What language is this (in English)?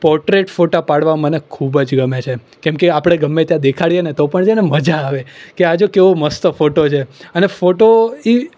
Gujarati